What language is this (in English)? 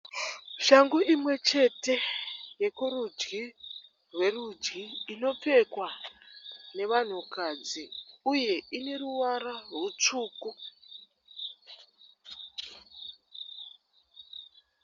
Shona